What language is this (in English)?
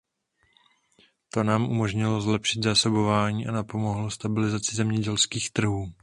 Czech